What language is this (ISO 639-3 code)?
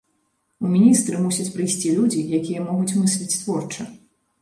bel